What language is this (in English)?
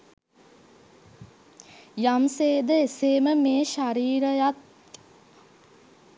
Sinhala